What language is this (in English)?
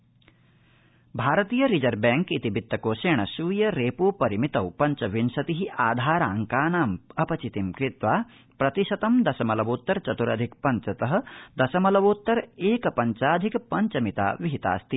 Sanskrit